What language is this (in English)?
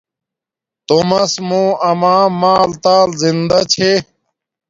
Domaaki